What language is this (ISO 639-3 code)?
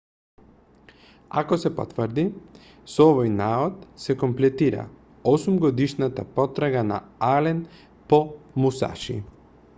mkd